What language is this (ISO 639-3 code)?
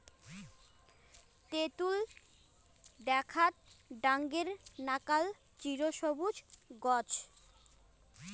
ben